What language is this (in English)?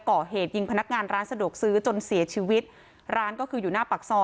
Thai